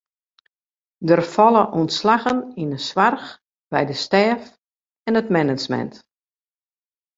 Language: Western Frisian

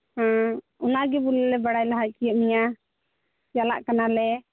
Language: Santali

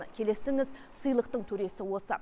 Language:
Kazakh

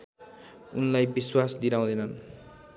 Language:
Nepali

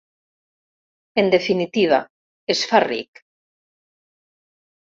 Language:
Catalan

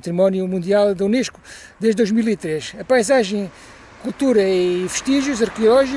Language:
Portuguese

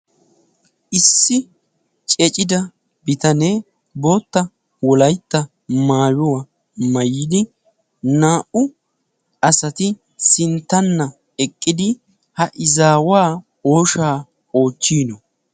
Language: Wolaytta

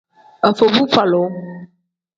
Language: Tem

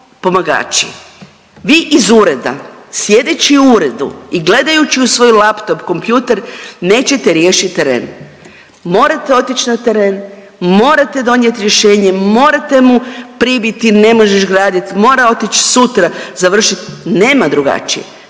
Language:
Croatian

